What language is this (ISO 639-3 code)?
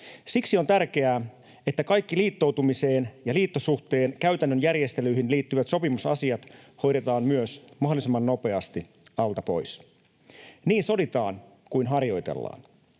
fin